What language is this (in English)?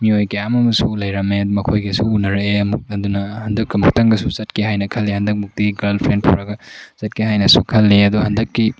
Manipuri